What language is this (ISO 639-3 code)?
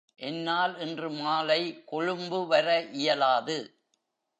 tam